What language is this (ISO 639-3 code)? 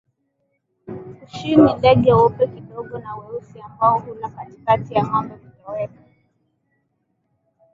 swa